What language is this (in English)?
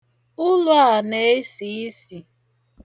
Igbo